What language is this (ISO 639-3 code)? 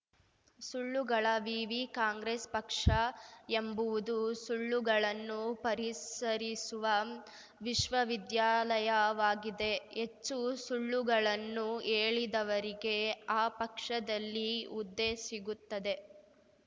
kan